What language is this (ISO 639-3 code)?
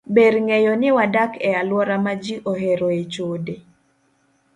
luo